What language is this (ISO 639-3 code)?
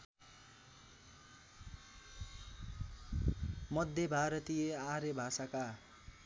nep